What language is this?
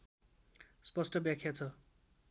Nepali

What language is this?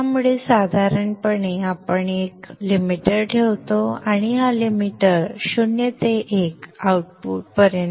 Marathi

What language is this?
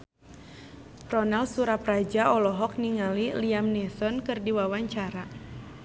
Sundanese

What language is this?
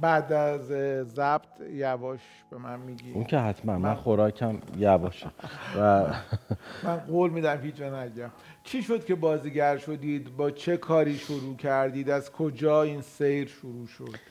Persian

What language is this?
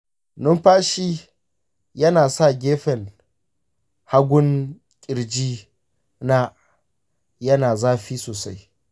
Hausa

